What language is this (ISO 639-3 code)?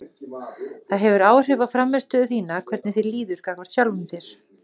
isl